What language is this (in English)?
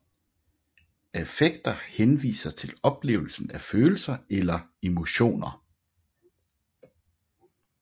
Danish